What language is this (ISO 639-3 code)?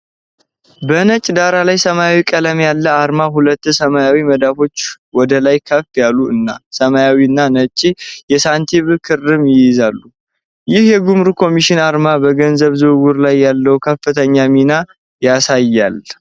amh